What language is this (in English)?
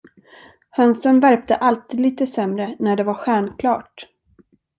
Swedish